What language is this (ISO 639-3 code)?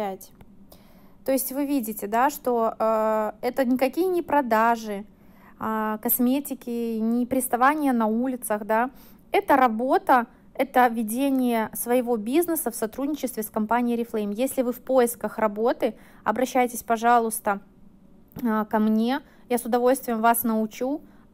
rus